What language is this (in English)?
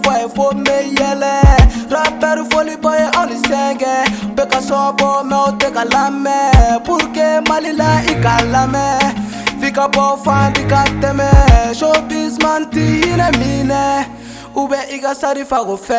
French